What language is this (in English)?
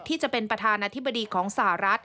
Thai